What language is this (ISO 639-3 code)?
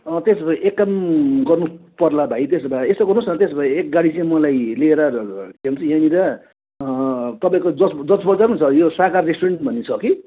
nep